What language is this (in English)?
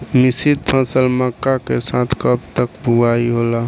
Bhojpuri